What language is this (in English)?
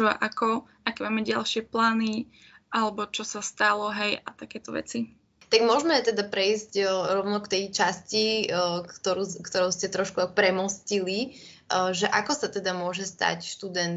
Slovak